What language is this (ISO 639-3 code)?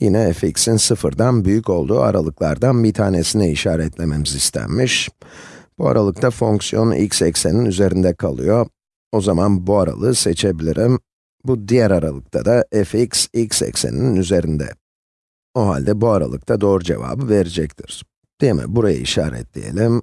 tur